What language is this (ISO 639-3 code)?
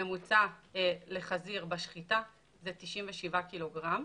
heb